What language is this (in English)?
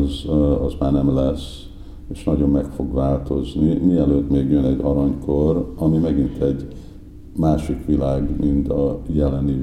Hungarian